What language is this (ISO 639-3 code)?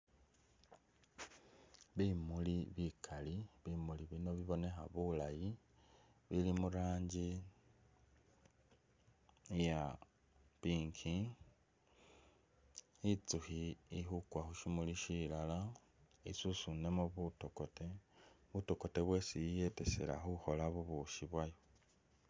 myx